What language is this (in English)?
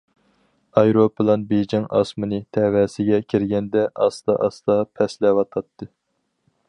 Uyghur